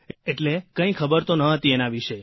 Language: Gujarati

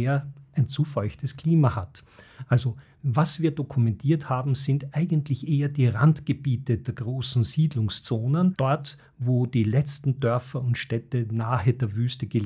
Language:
German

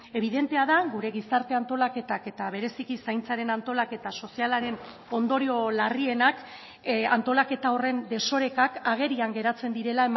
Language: Basque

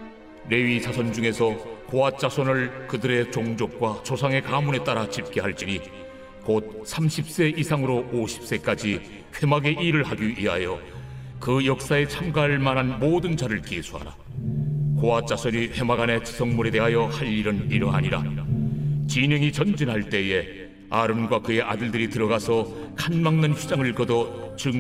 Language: Korean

